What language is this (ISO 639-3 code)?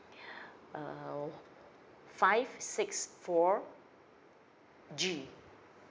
eng